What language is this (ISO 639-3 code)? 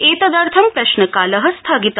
san